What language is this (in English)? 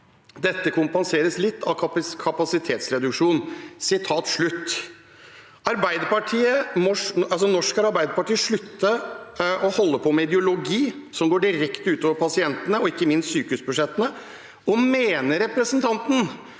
Norwegian